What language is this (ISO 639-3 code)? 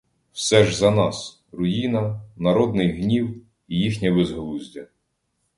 ukr